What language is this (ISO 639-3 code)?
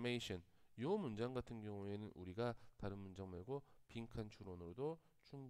kor